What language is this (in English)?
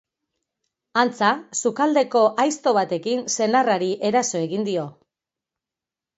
Basque